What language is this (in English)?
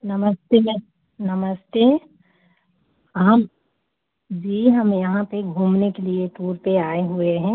Hindi